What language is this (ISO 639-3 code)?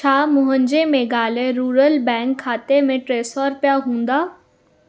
snd